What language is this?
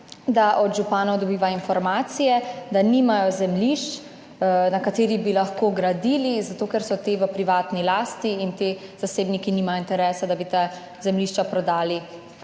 Slovenian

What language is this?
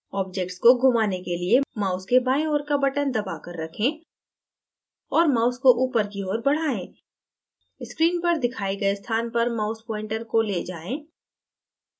Hindi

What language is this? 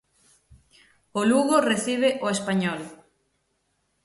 Galician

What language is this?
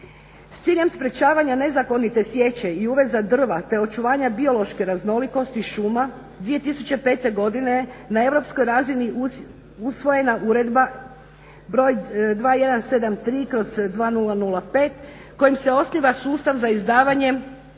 Croatian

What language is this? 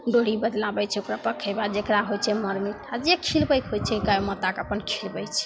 Maithili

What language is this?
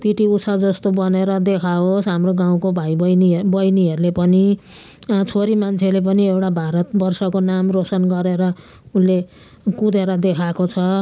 Nepali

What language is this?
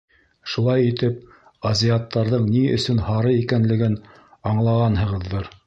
Bashkir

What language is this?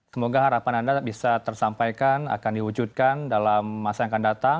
Indonesian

